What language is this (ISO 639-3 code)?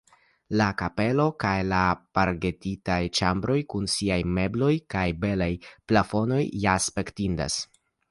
epo